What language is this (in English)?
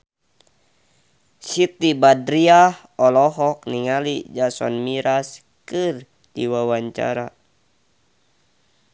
Sundanese